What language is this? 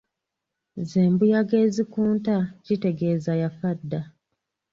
Ganda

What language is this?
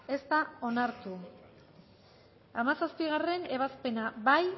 Basque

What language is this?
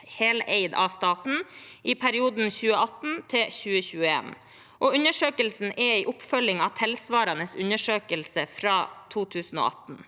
Norwegian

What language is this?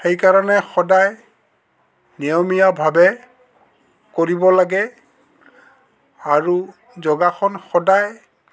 Assamese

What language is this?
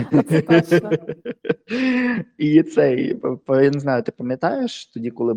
Ukrainian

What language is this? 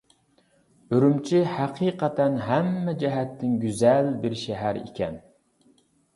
Uyghur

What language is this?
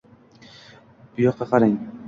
Uzbek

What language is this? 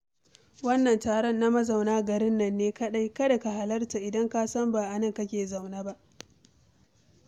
Hausa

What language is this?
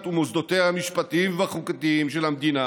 Hebrew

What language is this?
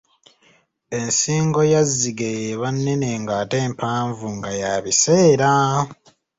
Ganda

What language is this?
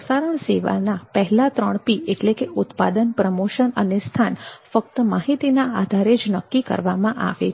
Gujarati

